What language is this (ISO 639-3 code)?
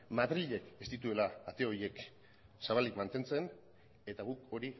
eus